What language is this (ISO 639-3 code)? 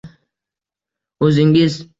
uzb